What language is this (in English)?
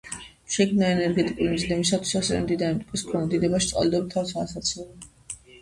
Georgian